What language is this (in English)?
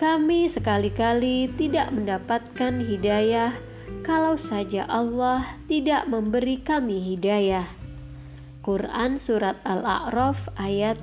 Indonesian